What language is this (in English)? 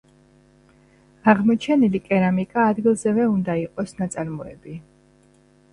Georgian